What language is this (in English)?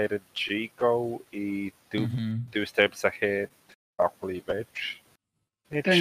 Croatian